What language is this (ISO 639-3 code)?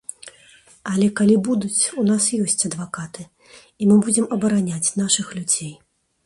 bel